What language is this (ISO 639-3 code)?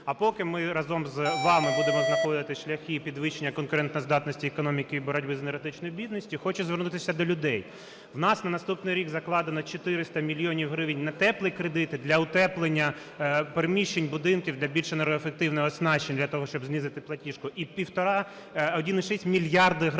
ukr